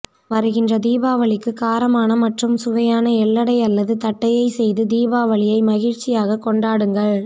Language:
Tamil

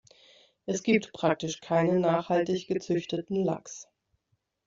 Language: German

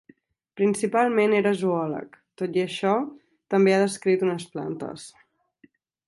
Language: Catalan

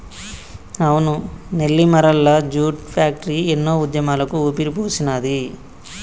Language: Telugu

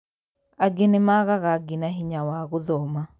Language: Kikuyu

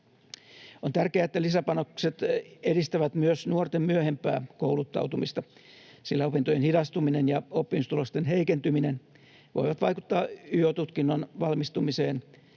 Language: Finnish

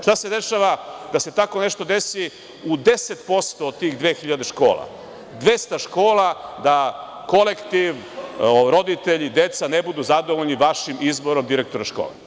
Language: Serbian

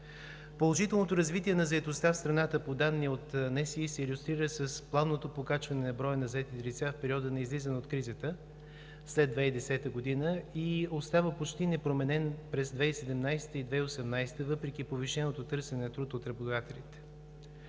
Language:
Bulgarian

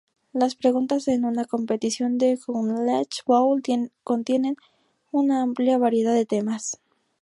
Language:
Spanish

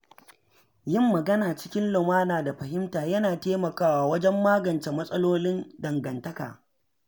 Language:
Hausa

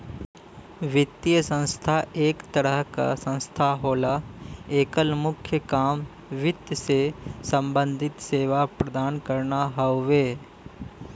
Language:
Bhojpuri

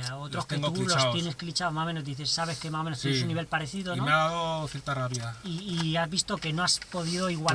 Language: Spanish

